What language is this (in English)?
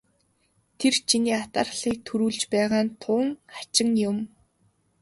Mongolian